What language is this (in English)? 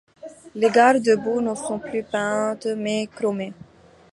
French